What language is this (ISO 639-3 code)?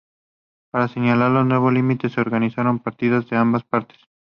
spa